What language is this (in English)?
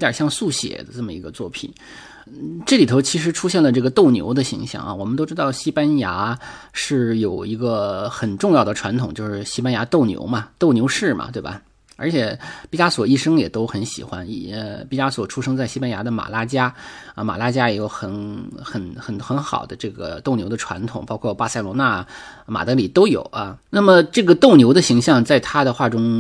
Chinese